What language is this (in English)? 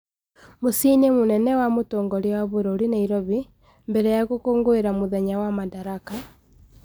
Kikuyu